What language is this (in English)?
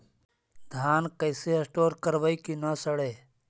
Magahi